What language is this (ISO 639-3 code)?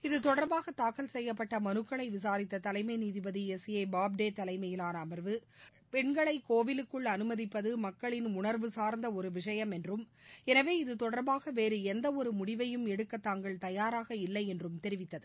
tam